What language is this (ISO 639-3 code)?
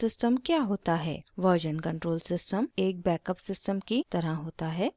hin